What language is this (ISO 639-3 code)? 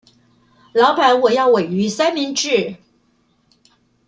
zho